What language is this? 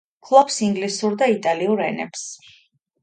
Georgian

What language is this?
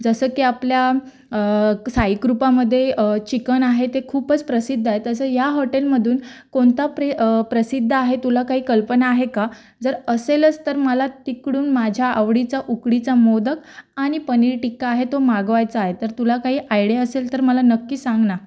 Marathi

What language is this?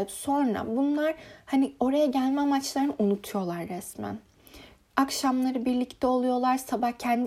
Turkish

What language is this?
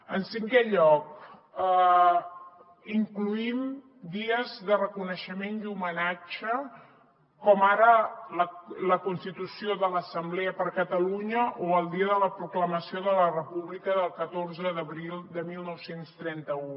Catalan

